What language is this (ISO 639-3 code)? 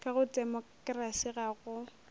nso